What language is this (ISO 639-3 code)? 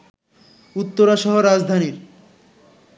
ben